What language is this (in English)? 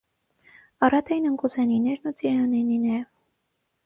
Armenian